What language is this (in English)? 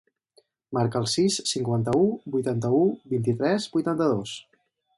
Catalan